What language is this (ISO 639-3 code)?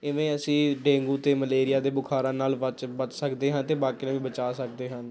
pan